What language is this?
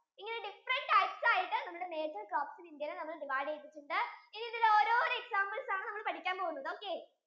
Malayalam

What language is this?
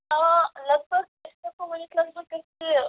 Kashmiri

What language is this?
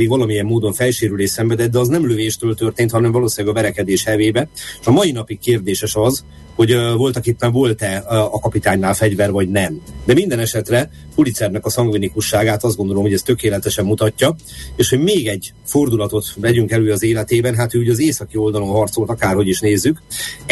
Hungarian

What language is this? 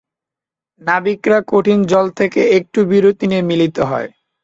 Bangla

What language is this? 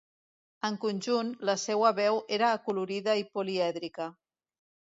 Catalan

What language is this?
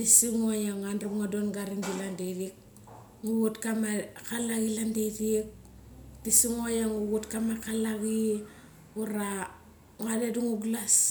Mali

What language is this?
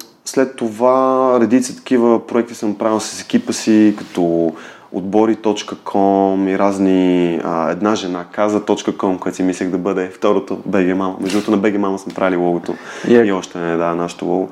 Bulgarian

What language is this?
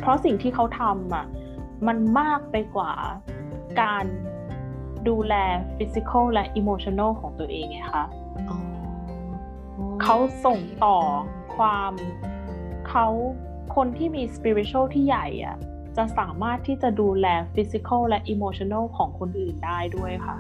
Thai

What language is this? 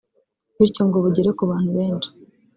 Kinyarwanda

